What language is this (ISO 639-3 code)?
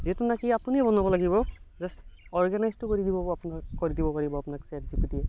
asm